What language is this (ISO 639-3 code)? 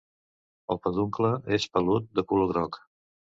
cat